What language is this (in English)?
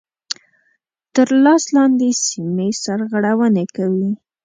Pashto